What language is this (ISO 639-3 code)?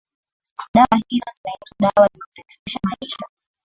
swa